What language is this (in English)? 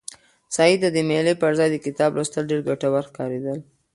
Pashto